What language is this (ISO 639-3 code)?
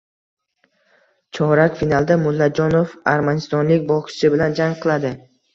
uzb